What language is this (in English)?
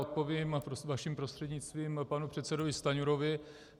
Czech